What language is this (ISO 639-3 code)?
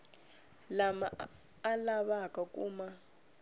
tso